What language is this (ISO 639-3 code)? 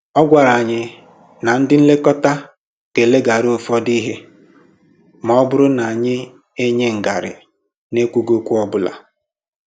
ibo